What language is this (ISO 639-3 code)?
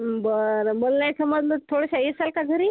mar